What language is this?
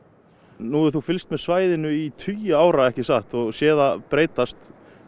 Icelandic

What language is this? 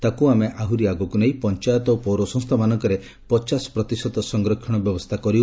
Odia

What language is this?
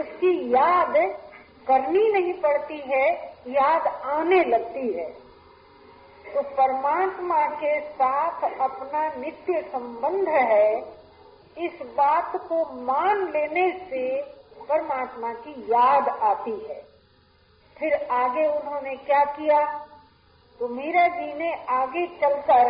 Hindi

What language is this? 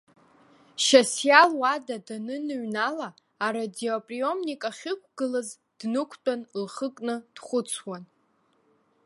Abkhazian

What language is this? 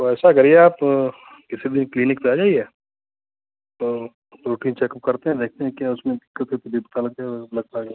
Hindi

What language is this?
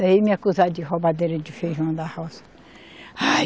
Portuguese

